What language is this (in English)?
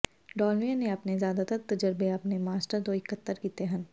Punjabi